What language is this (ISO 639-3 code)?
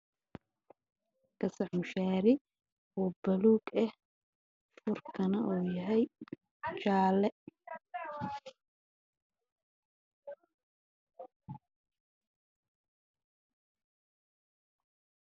som